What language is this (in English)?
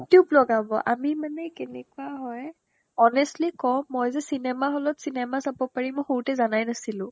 Assamese